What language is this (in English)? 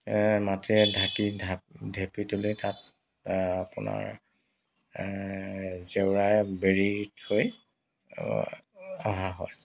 Assamese